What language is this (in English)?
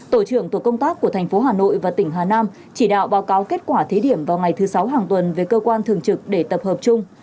Vietnamese